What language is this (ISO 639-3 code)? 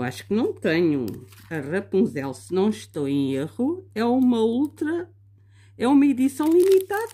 por